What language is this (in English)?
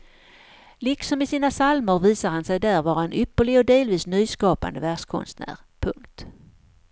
Swedish